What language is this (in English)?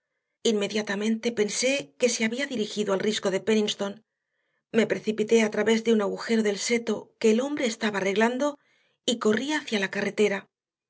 Spanish